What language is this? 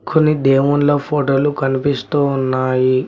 Telugu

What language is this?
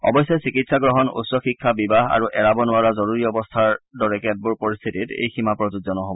Assamese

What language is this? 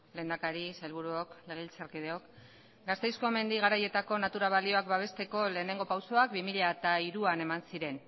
Basque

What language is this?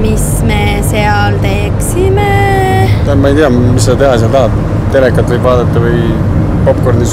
Greek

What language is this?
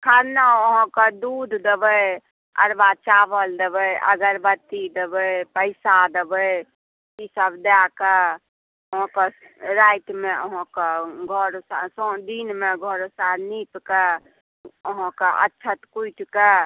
Maithili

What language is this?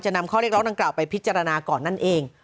Thai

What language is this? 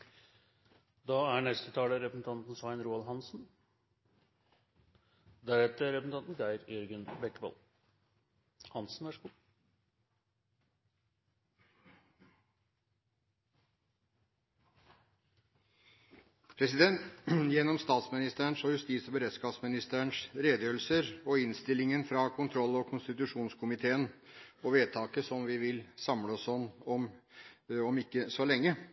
Norwegian Bokmål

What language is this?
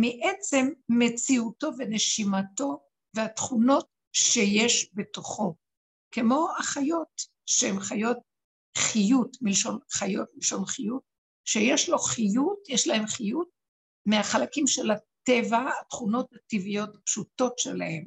Hebrew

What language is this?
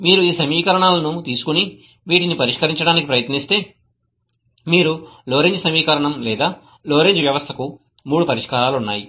Telugu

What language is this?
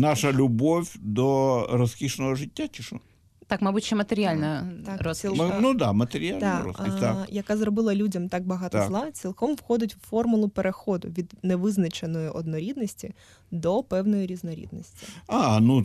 Ukrainian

